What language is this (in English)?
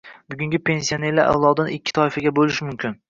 Uzbek